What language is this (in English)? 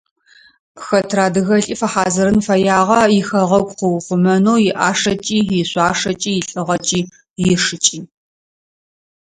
Adyghe